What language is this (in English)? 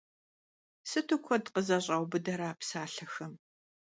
Kabardian